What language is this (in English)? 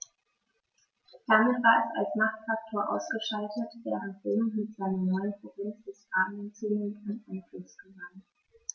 German